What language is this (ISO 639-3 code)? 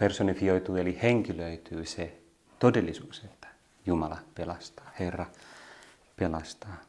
fin